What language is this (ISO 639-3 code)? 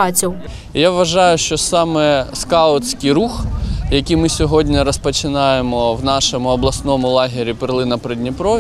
ukr